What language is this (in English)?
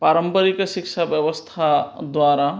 Sanskrit